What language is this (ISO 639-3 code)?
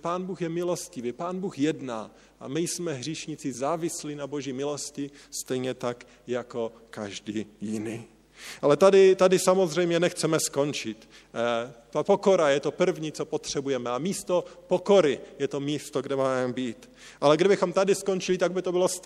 ces